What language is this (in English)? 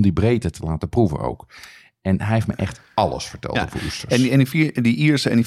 Dutch